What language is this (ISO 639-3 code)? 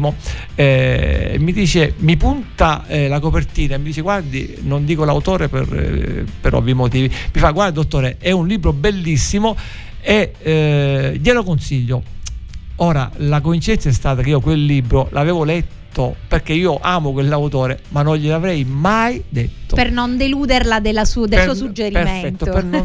ita